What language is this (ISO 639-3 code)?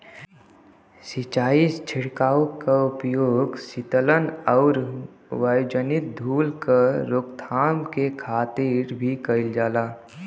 bho